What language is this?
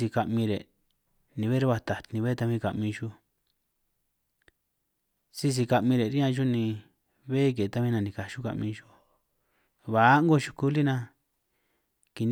San Martín Itunyoso Triqui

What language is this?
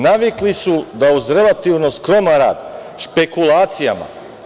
Serbian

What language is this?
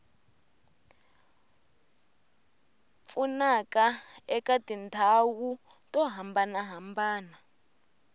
Tsonga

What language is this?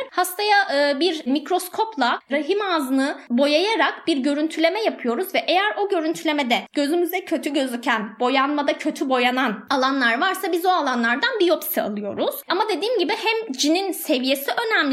Turkish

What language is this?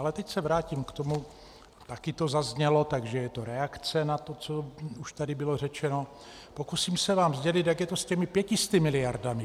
Czech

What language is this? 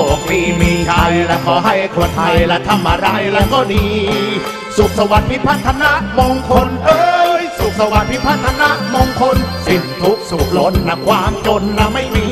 Thai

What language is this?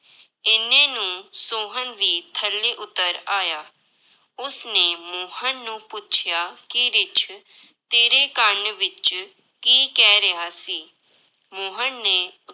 Punjabi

